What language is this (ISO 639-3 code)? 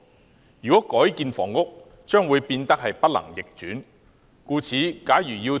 yue